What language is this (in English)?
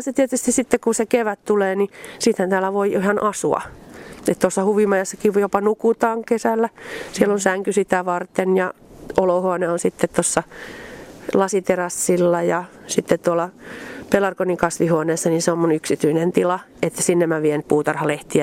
Finnish